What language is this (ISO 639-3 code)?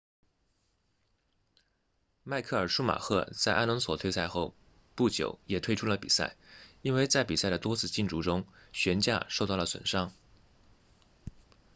zho